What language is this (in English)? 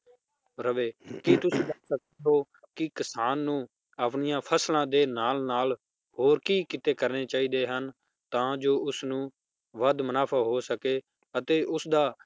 Punjabi